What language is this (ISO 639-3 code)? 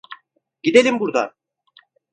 tur